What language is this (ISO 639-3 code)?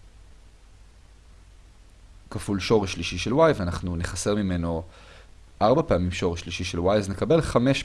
heb